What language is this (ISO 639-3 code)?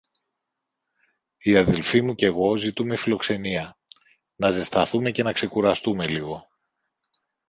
ell